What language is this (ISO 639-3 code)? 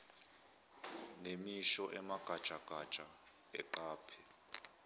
zul